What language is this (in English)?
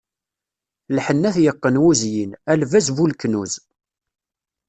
Kabyle